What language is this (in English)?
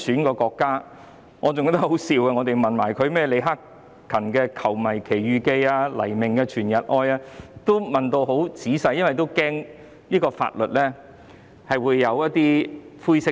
Cantonese